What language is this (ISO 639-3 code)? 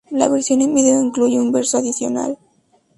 spa